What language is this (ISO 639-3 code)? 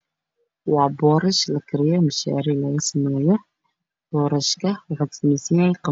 som